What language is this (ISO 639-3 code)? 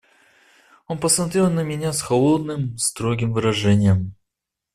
rus